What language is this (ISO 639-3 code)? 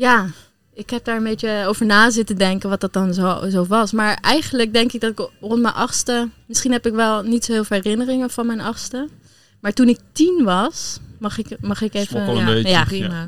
nld